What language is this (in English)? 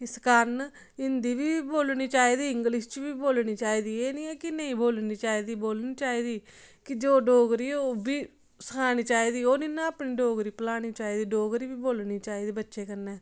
Dogri